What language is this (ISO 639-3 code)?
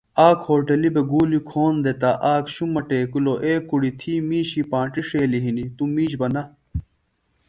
phl